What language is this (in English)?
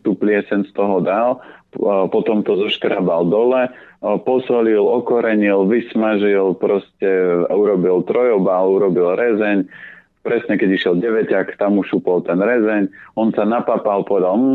Slovak